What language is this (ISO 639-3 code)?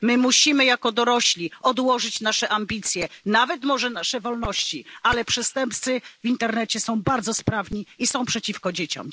pol